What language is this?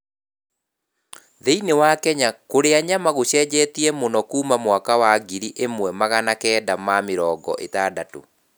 Kikuyu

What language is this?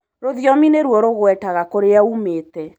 Kikuyu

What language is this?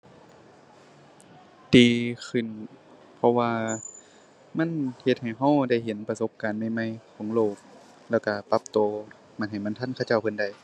Thai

